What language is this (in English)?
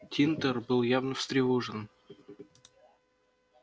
Russian